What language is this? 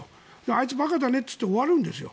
Japanese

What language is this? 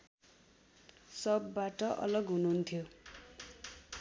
Nepali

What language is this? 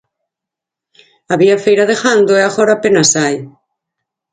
Galician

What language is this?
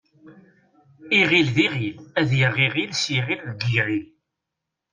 Kabyle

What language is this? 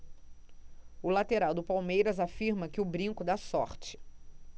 Portuguese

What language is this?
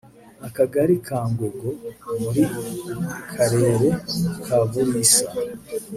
Kinyarwanda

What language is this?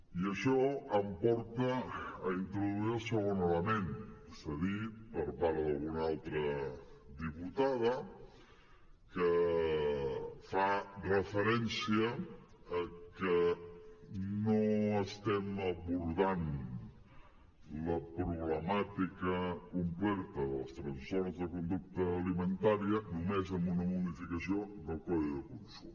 Catalan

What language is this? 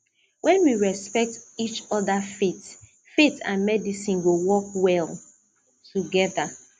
Nigerian Pidgin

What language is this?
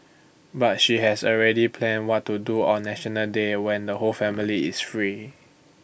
English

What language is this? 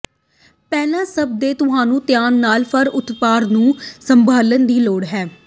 Punjabi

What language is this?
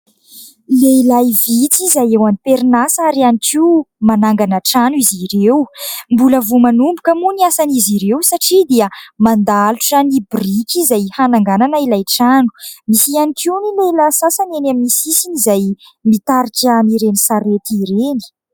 Malagasy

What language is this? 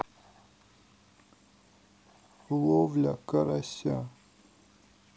Russian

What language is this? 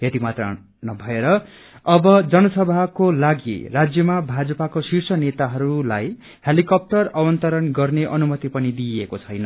Nepali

